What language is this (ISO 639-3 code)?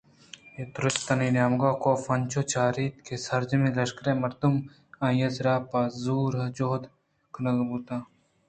bgp